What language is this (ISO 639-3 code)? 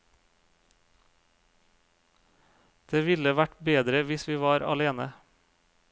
nor